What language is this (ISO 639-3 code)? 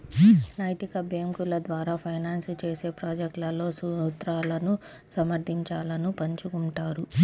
tel